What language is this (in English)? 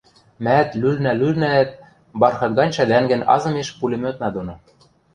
Western Mari